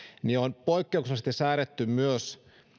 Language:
Finnish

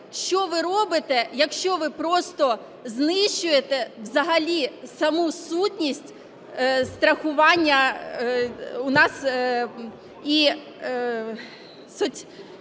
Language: Ukrainian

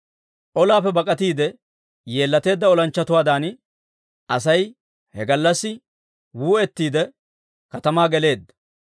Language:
Dawro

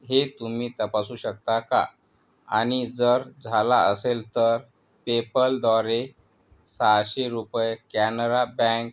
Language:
Marathi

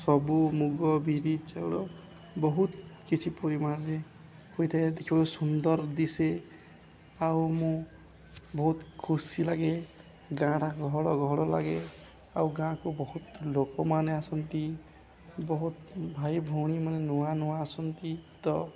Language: Odia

